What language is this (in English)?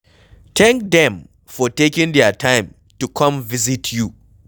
Nigerian Pidgin